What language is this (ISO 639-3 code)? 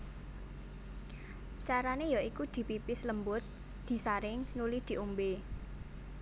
jav